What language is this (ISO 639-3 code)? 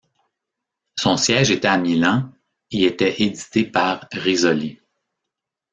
fra